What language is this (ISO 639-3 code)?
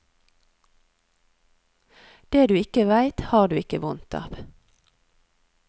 nor